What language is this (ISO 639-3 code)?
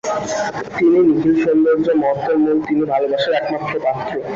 ben